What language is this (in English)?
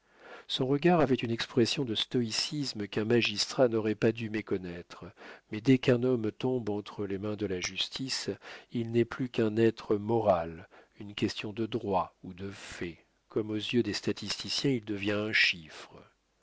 French